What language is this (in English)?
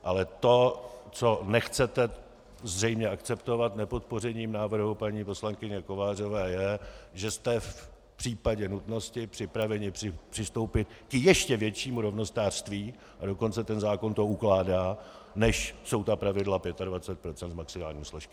Czech